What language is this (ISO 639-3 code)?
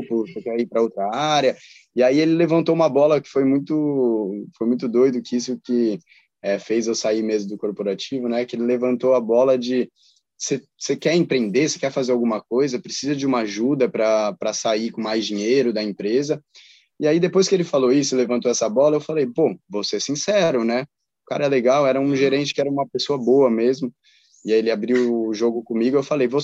por